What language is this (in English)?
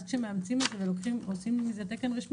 Hebrew